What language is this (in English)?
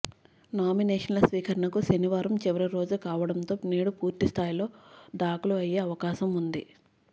Telugu